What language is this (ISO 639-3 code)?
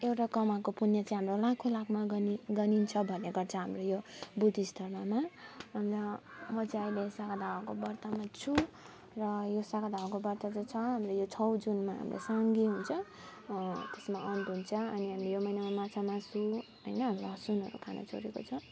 nep